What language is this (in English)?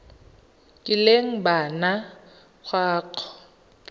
Tswana